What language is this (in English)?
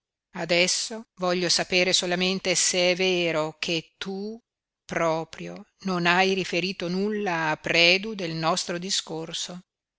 Italian